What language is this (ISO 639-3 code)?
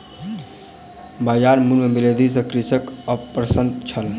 mai